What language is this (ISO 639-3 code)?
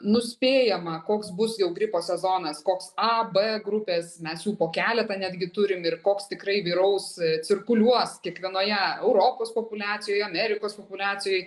lit